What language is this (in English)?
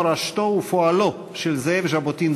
Hebrew